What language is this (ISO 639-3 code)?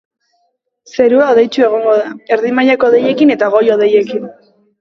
eus